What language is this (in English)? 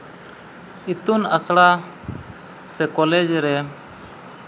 Santali